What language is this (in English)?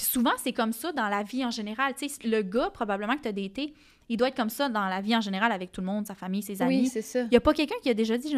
French